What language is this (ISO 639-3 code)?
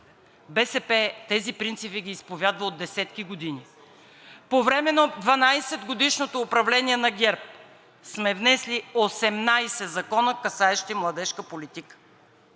bul